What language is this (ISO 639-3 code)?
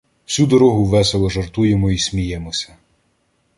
ukr